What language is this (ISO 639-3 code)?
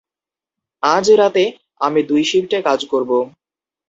ben